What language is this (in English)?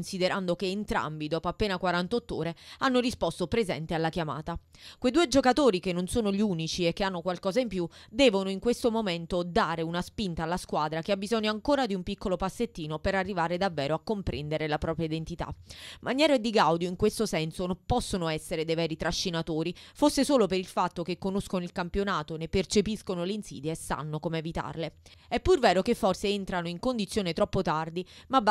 Italian